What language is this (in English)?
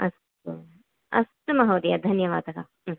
Sanskrit